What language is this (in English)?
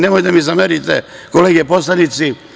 Serbian